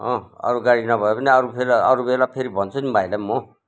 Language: Nepali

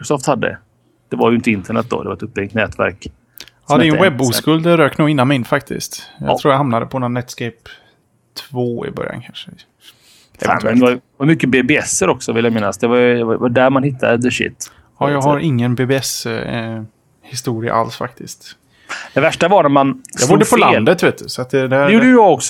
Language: Swedish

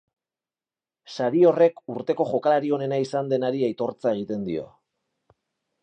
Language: Basque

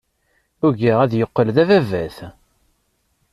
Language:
Kabyle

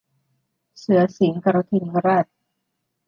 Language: Thai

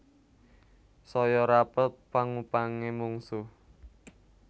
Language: Javanese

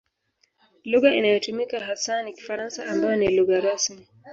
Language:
Swahili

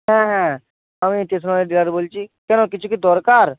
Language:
Bangla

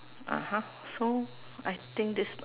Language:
English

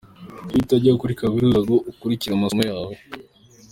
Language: Kinyarwanda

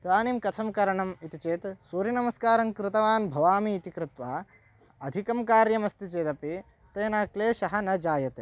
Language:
Sanskrit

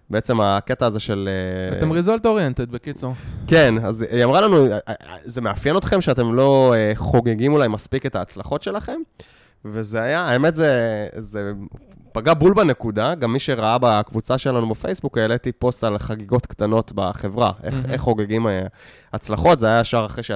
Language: Hebrew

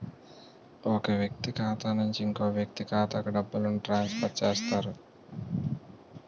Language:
Telugu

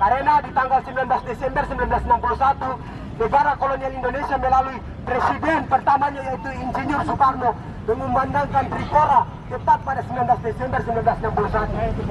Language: Indonesian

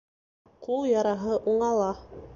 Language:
Bashkir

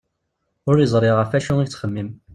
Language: Kabyle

